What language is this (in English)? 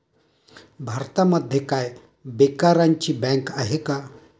Marathi